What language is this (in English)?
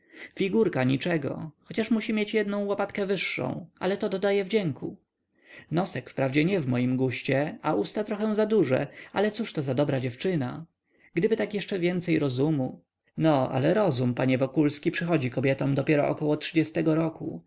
Polish